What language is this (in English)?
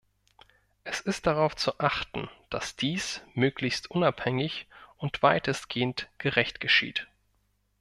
German